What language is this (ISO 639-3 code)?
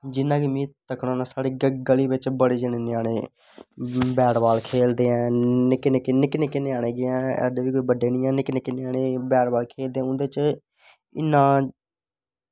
doi